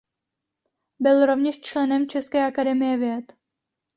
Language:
Czech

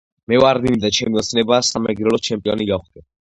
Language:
Georgian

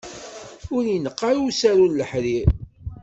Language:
Kabyle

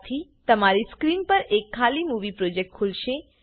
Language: Gujarati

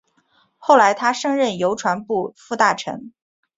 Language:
Chinese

